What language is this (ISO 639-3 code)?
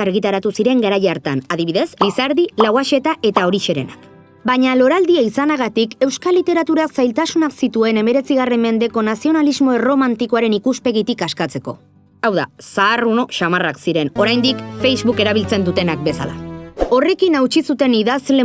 eus